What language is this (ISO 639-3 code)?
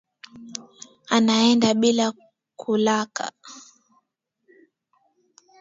swa